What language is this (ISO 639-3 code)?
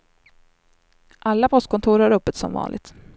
swe